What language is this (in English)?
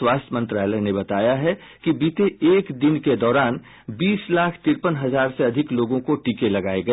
Hindi